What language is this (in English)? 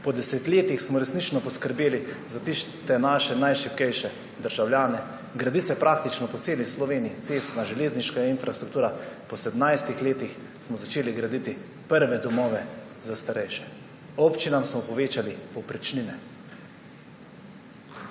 Slovenian